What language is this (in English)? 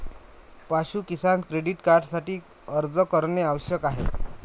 Marathi